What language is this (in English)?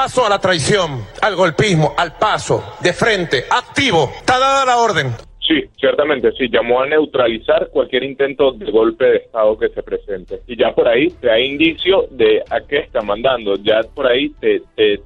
Spanish